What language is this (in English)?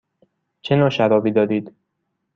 Persian